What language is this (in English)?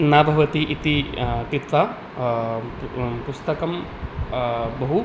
Sanskrit